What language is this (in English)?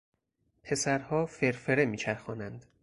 Persian